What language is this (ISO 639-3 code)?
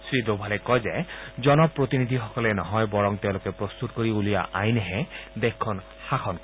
asm